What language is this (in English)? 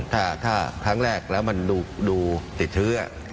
Thai